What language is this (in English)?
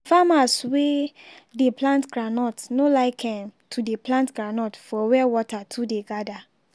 Nigerian Pidgin